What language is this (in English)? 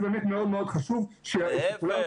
Hebrew